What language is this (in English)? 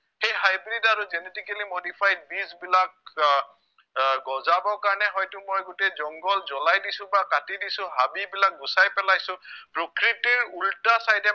Assamese